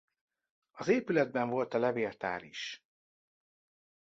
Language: Hungarian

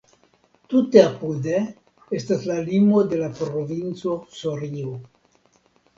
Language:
Esperanto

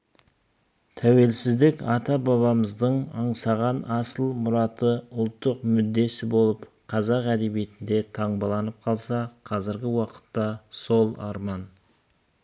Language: Kazakh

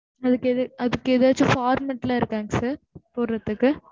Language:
Tamil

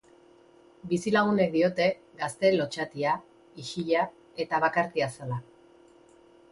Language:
Basque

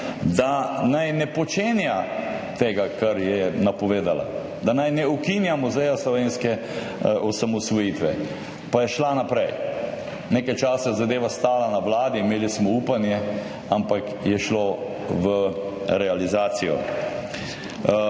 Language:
Slovenian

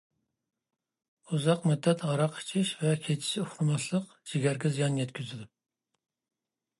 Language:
Uyghur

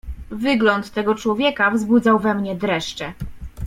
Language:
Polish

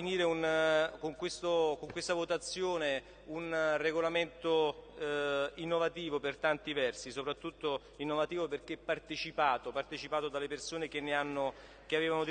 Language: Italian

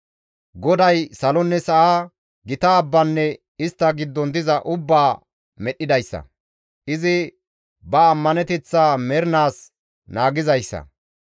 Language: Gamo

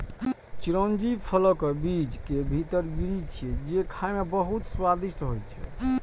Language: Maithili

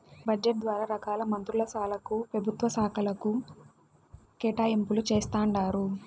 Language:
Telugu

